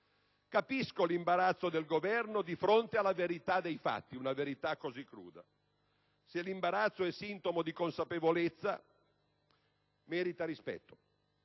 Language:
Italian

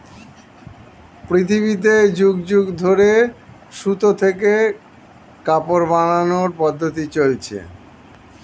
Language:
Bangla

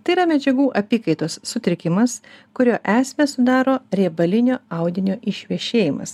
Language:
Lithuanian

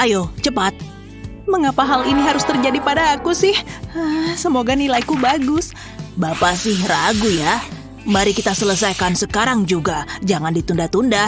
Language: Indonesian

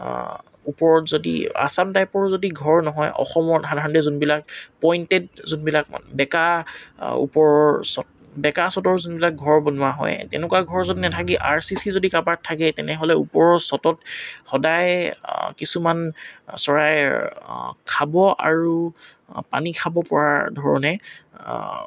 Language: Assamese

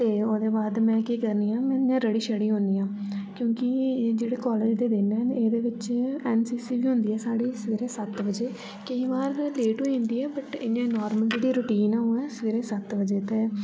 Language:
Dogri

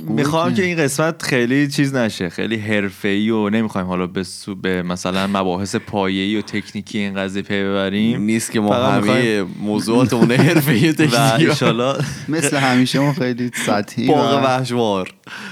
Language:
Persian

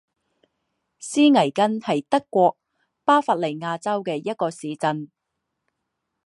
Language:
Chinese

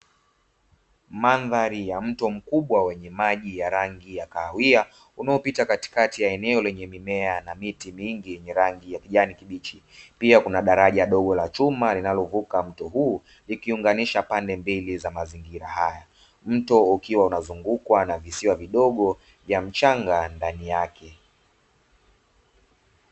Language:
Swahili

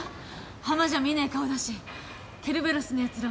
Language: Japanese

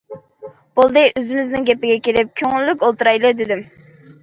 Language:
Uyghur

